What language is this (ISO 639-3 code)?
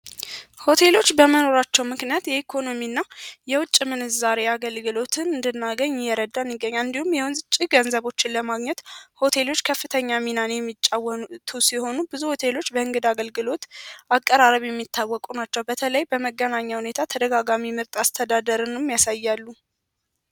amh